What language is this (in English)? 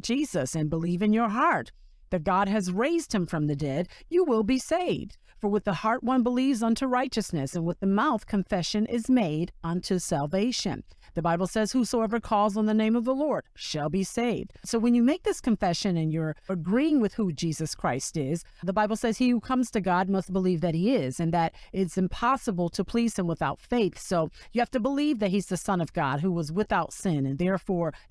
English